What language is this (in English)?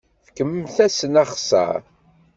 Kabyle